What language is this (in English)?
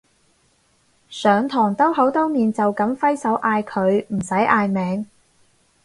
Cantonese